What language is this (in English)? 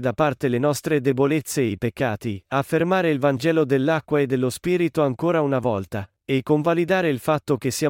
Italian